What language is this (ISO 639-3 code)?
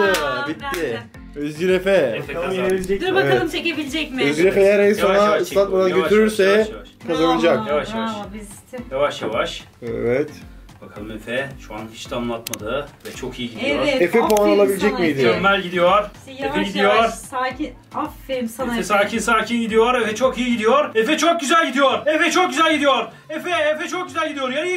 tur